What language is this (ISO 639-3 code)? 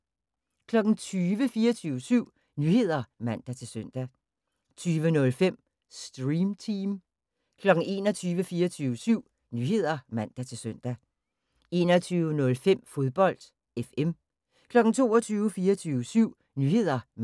dan